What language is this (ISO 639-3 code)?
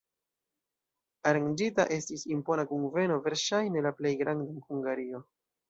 epo